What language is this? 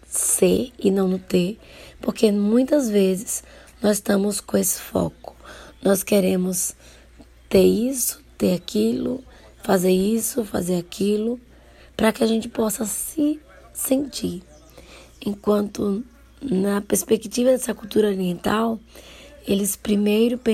Portuguese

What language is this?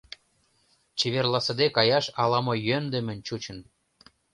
Mari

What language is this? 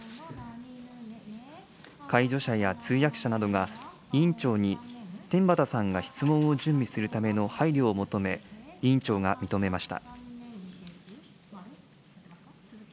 Japanese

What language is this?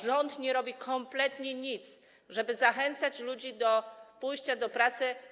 Polish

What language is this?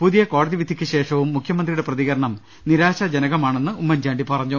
Malayalam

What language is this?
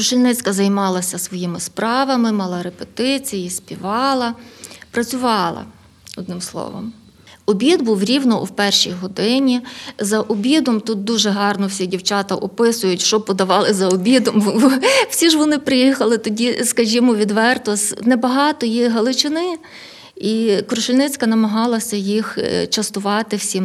Ukrainian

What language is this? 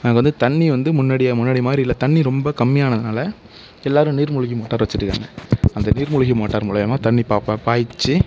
Tamil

